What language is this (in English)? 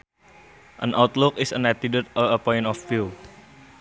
Sundanese